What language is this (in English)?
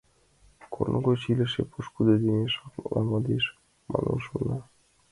Mari